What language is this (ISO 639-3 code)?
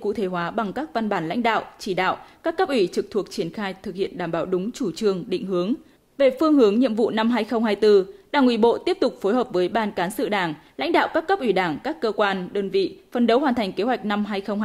vie